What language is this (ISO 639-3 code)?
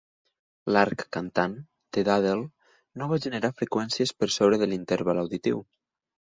cat